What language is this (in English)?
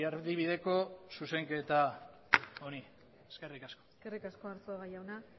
Basque